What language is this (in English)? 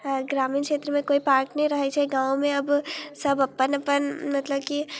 Maithili